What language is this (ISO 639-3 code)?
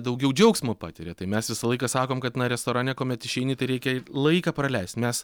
lit